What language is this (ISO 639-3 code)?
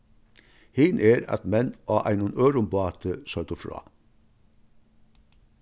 fao